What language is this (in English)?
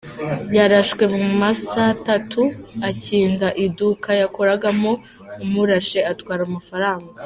Kinyarwanda